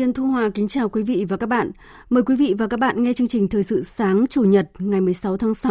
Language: Vietnamese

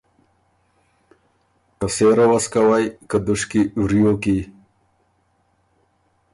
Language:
Ormuri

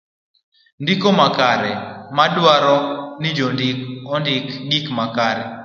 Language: Luo (Kenya and Tanzania)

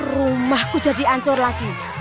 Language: Indonesian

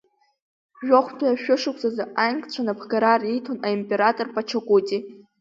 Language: Abkhazian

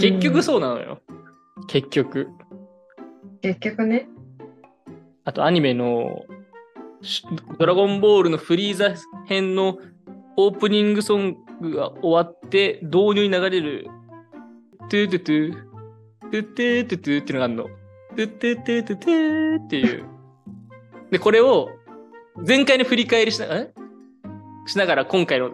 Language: Japanese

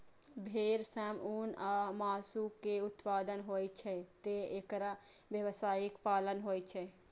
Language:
Maithili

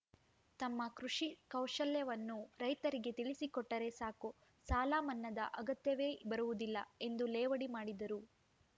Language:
Kannada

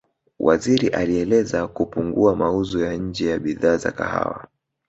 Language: Swahili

